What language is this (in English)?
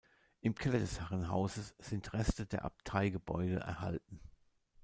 German